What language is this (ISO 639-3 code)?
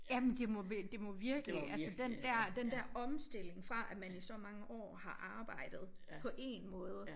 dan